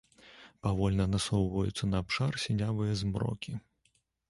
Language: Belarusian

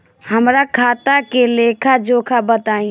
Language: Bhojpuri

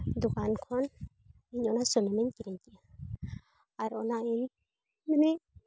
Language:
Santali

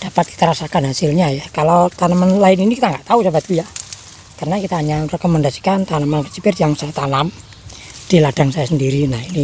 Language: Indonesian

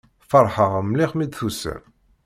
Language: Kabyle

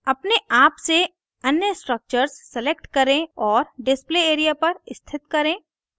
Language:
Hindi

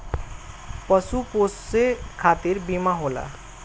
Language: Bhojpuri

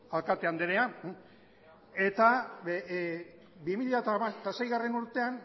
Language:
Basque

